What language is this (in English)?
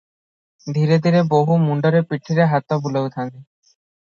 Odia